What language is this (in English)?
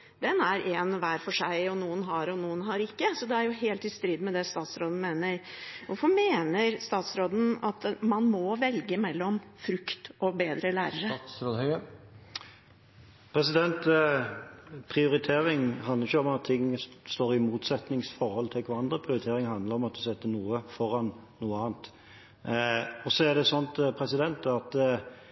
Norwegian Bokmål